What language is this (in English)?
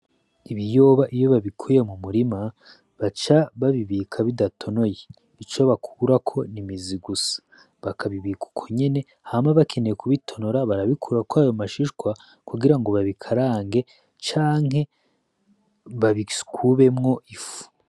Rundi